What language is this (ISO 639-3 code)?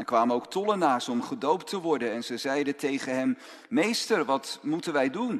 nld